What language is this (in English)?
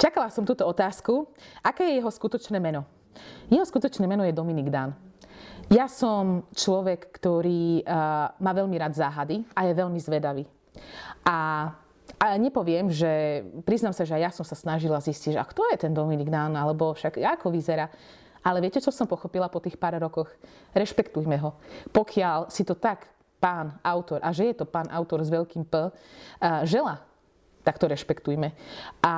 Slovak